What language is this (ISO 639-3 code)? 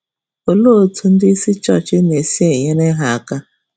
ibo